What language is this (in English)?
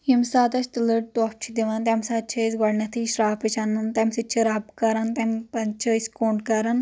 Kashmiri